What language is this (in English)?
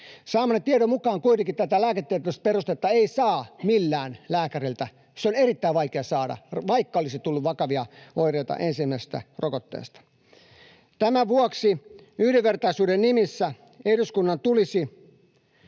Finnish